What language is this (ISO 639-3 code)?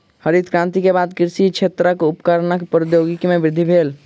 mai